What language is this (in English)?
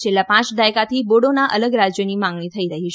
Gujarati